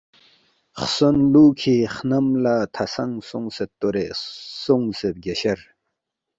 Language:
Balti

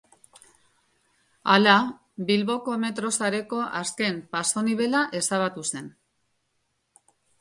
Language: Basque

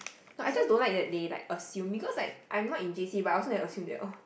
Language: English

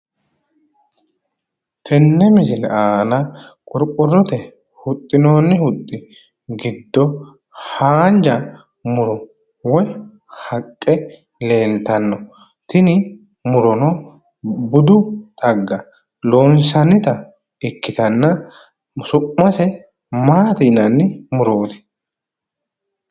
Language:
Sidamo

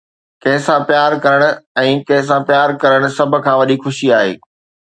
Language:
Sindhi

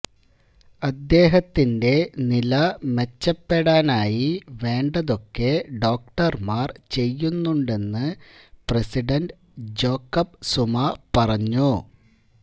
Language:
Malayalam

